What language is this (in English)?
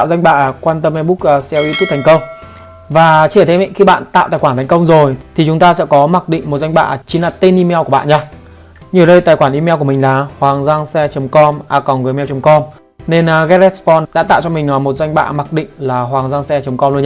Vietnamese